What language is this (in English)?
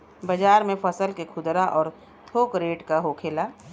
Bhojpuri